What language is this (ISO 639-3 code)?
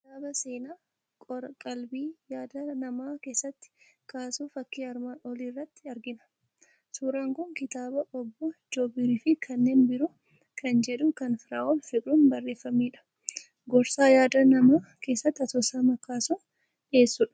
orm